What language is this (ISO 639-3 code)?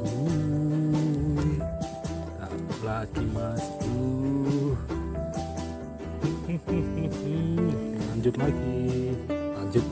ind